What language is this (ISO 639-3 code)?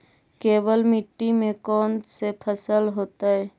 mag